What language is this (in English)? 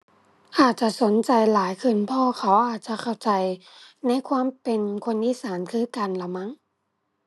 Thai